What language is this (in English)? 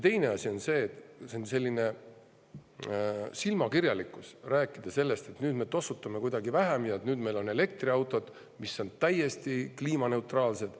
Estonian